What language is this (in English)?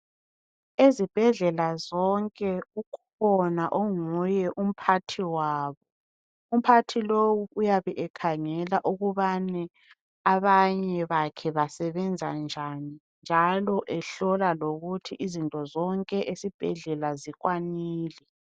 North Ndebele